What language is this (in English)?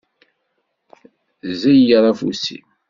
Kabyle